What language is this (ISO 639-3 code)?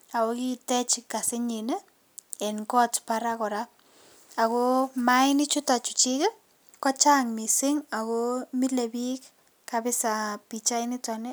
kln